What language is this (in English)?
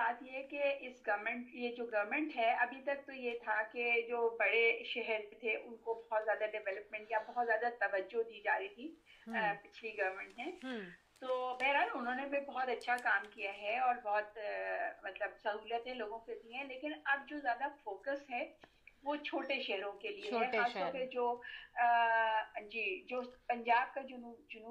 Urdu